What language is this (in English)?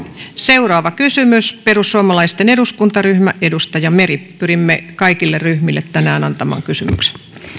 Finnish